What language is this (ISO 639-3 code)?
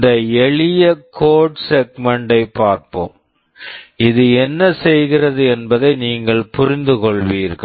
tam